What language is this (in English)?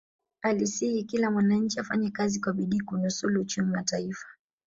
Swahili